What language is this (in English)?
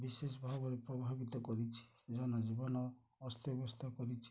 Odia